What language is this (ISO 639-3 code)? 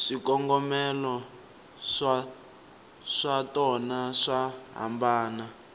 tso